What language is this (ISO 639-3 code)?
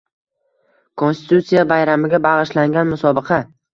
uzb